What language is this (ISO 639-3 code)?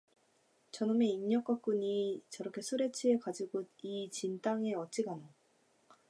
kor